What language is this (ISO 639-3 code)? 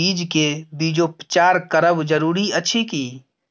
mai